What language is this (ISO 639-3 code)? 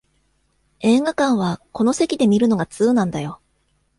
jpn